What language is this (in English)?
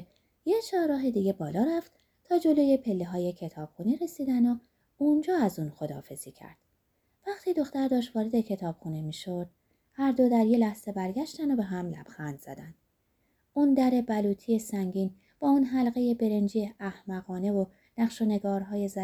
Persian